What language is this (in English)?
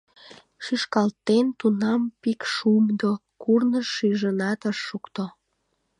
Mari